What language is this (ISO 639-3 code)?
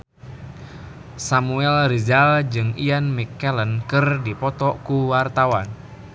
sun